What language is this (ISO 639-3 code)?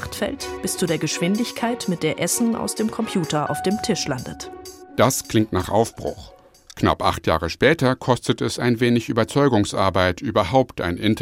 deu